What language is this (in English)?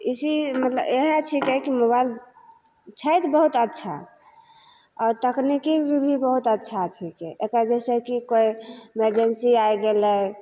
Maithili